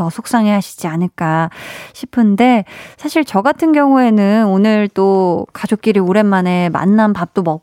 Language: Korean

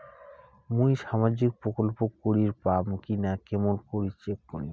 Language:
Bangla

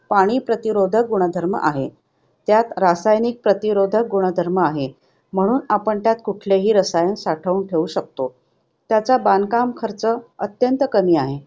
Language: Marathi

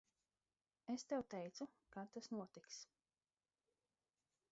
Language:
Latvian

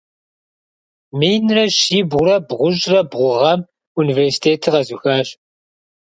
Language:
Kabardian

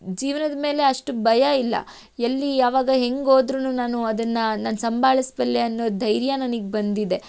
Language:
Kannada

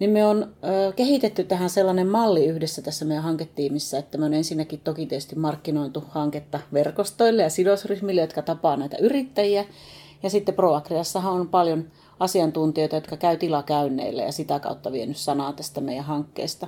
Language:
Finnish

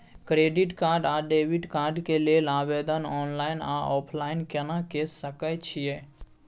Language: Maithili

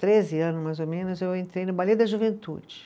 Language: Portuguese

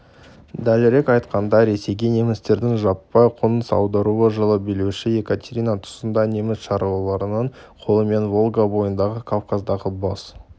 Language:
Kazakh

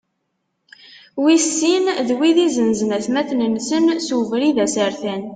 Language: Kabyle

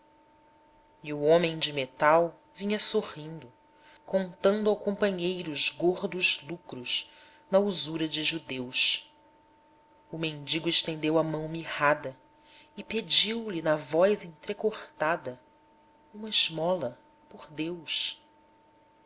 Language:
Portuguese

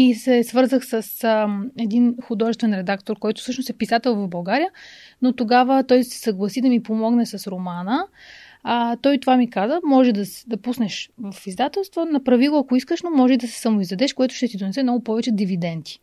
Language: Bulgarian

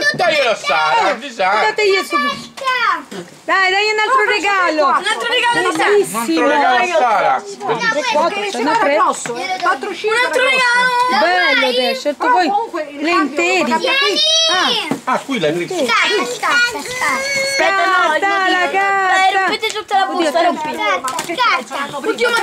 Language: Italian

